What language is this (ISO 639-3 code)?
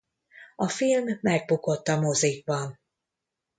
hun